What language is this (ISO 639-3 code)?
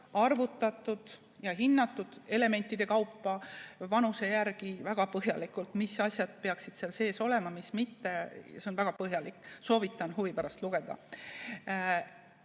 est